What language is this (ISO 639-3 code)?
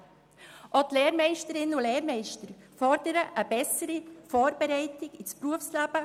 gsw